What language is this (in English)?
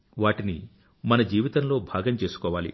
Telugu